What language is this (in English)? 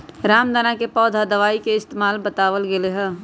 Magahi